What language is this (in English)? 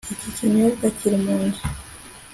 Kinyarwanda